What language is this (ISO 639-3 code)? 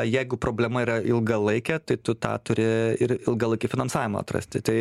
lit